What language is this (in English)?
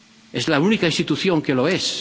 Spanish